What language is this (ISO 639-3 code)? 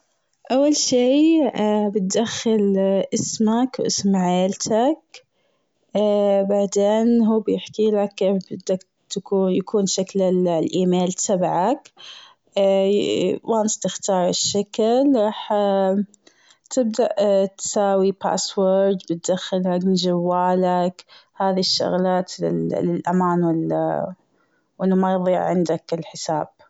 afb